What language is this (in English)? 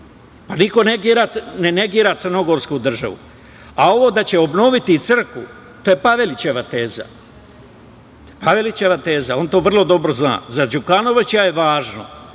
Serbian